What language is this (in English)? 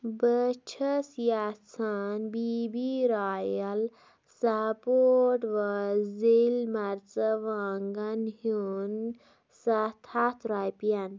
Kashmiri